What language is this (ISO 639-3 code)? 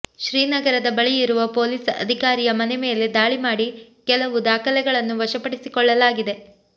kan